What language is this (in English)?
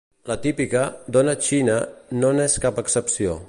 Catalan